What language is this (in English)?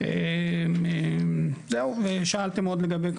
Hebrew